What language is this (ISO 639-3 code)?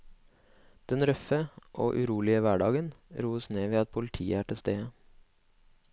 nor